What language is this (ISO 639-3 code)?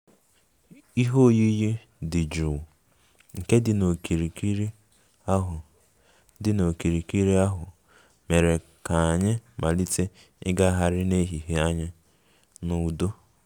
ibo